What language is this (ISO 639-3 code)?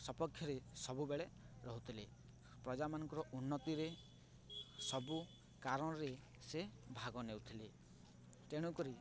ori